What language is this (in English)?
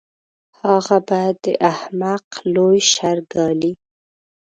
Pashto